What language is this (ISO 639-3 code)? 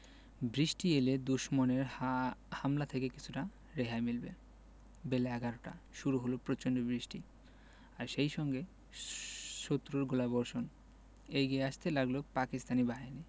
ben